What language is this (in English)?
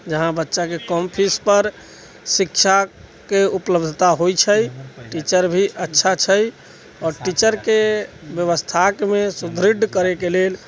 Maithili